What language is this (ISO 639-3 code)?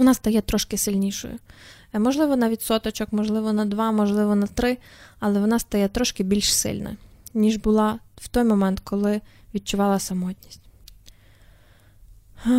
ukr